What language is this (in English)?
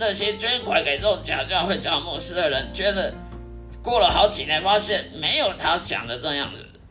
Chinese